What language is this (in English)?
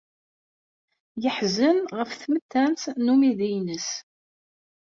Kabyle